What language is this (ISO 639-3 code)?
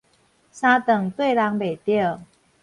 nan